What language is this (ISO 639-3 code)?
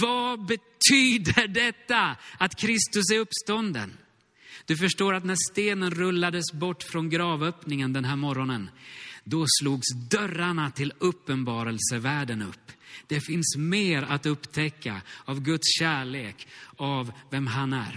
swe